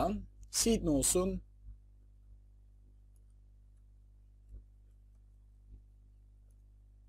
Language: Turkish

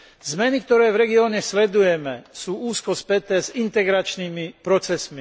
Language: Slovak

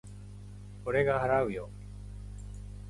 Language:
Japanese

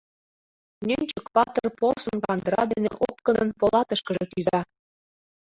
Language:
Mari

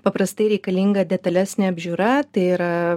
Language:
Lithuanian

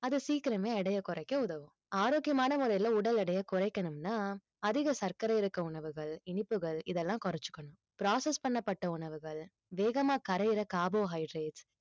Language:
Tamil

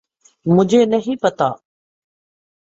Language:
Urdu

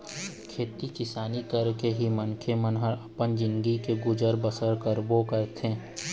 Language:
Chhattisgarhi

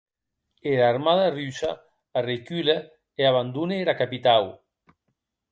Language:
Occitan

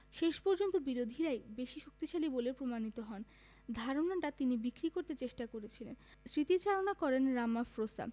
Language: Bangla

